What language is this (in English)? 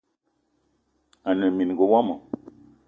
Eton (Cameroon)